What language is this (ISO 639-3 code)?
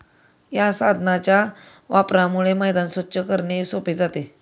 mar